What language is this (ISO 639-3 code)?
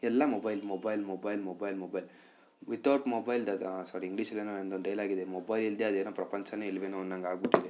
kan